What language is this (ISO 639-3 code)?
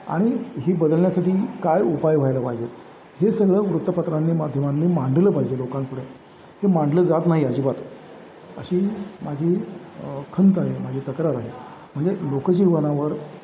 mar